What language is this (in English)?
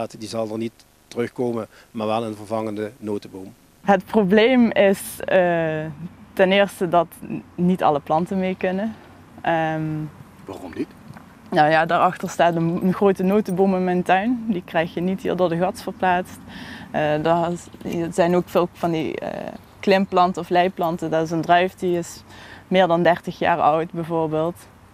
Dutch